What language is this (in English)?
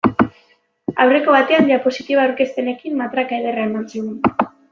Basque